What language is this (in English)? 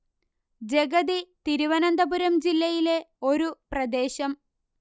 Malayalam